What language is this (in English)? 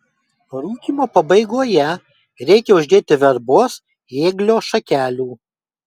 Lithuanian